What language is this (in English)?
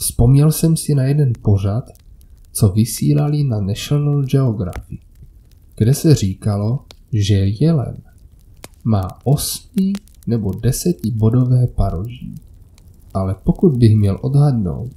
Czech